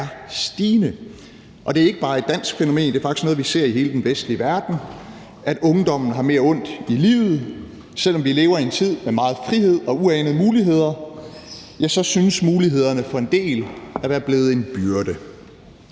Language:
Danish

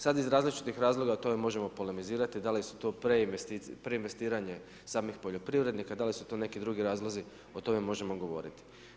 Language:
Croatian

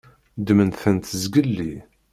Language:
Kabyle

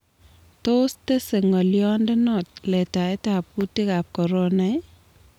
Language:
Kalenjin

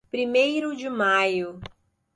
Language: Portuguese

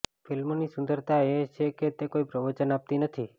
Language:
Gujarati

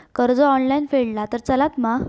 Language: Marathi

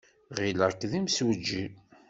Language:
Kabyle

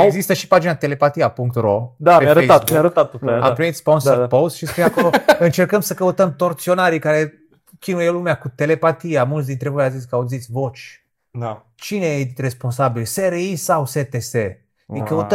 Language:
Romanian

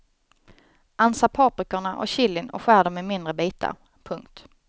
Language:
Swedish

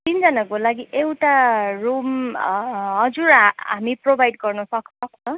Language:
Nepali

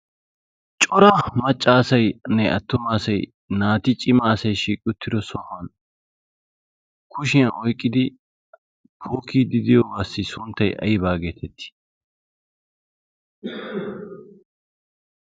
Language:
Wolaytta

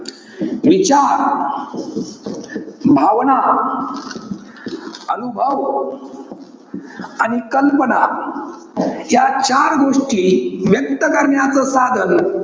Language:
Marathi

